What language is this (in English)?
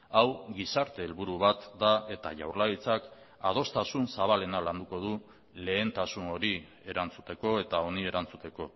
Basque